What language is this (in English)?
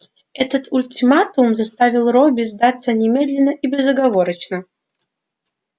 Russian